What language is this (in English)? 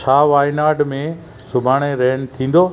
Sindhi